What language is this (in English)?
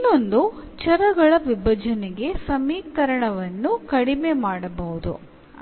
Kannada